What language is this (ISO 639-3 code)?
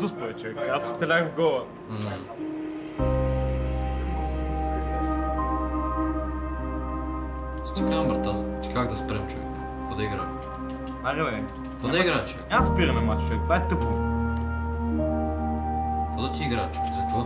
bul